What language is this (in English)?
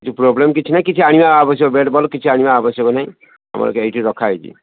Odia